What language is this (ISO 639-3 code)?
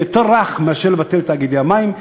heb